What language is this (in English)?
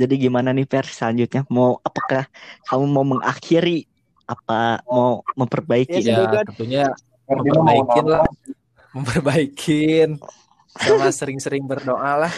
Indonesian